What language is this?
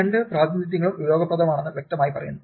Malayalam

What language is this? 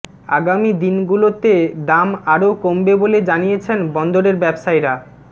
Bangla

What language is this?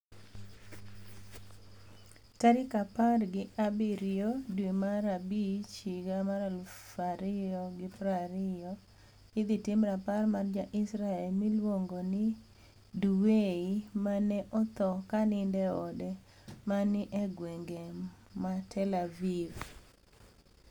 Luo (Kenya and Tanzania)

